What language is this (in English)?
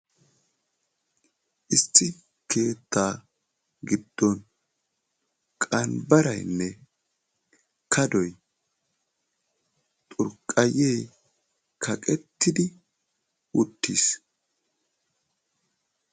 Wolaytta